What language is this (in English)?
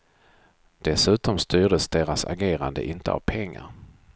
Swedish